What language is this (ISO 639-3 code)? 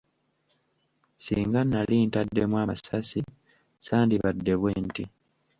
lug